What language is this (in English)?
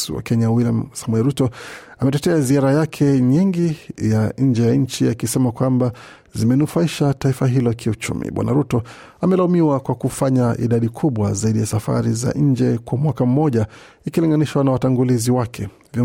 Swahili